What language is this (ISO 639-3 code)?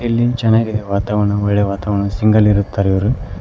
kan